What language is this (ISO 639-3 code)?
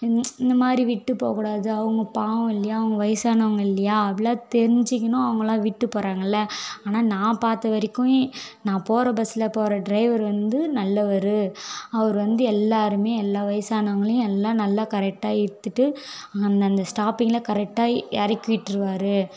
tam